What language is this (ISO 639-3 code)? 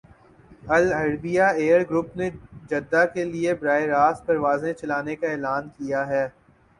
urd